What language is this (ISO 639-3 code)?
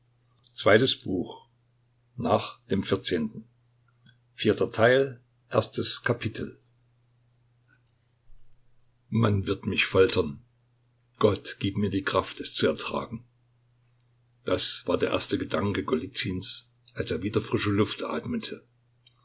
deu